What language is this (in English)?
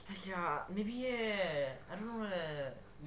English